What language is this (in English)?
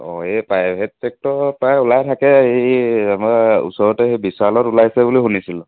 Assamese